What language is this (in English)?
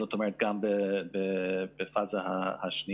Hebrew